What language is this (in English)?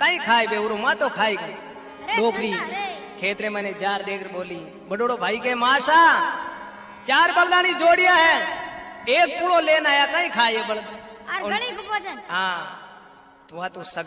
Hindi